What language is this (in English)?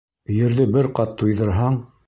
Bashkir